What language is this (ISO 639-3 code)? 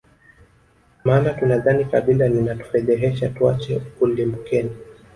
swa